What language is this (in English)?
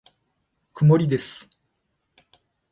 Japanese